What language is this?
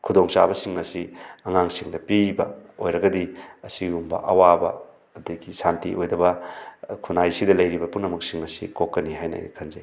Manipuri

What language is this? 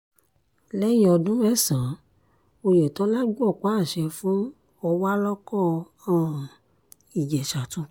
Yoruba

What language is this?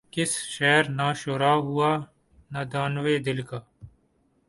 Urdu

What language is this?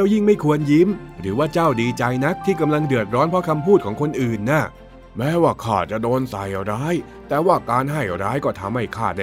Thai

